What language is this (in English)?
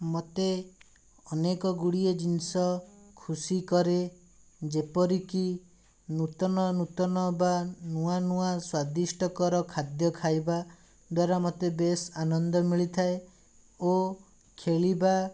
Odia